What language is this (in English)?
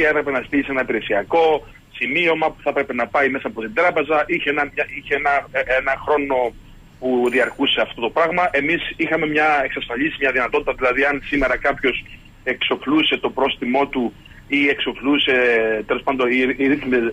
Greek